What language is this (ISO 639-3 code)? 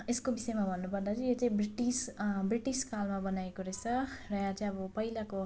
nep